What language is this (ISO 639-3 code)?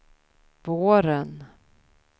swe